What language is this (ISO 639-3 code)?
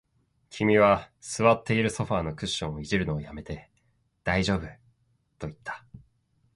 jpn